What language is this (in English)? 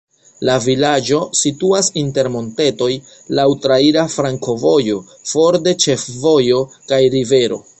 Esperanto